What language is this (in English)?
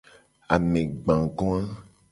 Gen